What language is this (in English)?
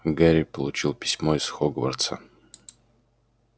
Russian